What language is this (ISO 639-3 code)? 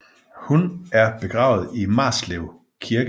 dan